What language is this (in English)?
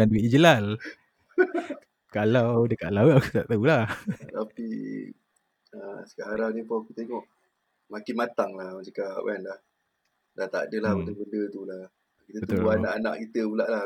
Malay